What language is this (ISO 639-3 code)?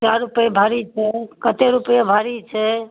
mai